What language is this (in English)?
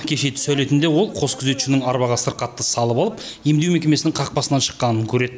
Kazakh